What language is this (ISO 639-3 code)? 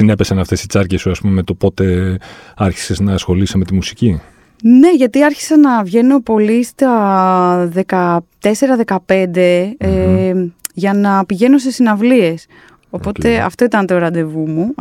ell